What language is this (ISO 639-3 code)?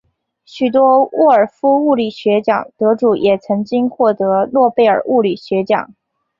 zho